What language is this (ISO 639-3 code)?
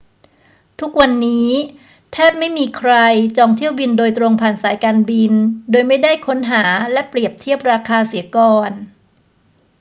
tha